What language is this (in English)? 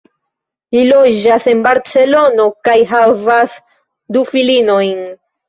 Esperanto